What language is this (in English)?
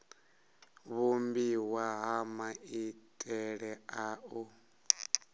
Venda